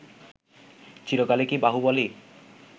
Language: Bangla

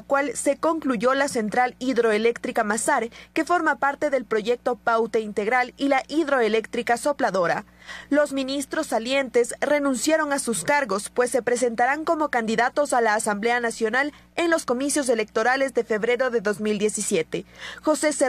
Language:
Spanish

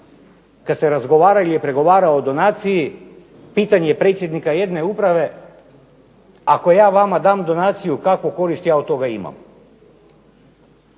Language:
Croatian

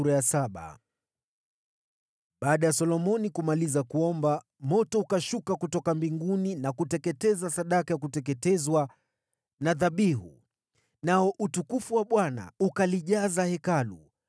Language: Swahili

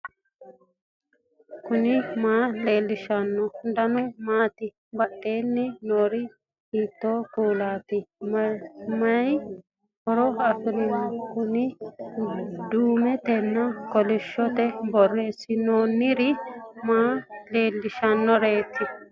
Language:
Sidamo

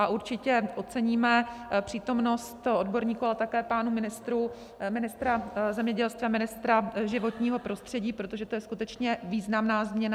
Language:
Czech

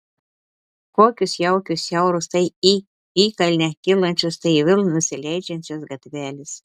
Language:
Lithuanian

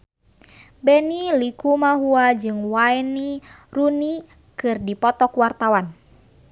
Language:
Sundanese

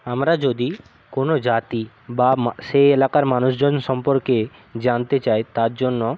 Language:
Bangla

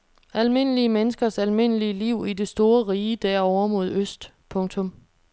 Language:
Danish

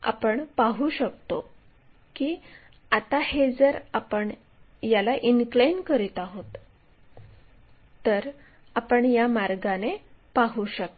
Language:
Marathi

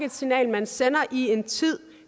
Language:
Danish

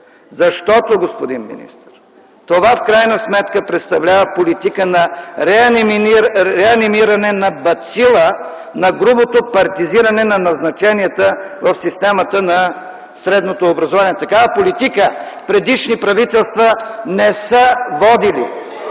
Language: Bulgarian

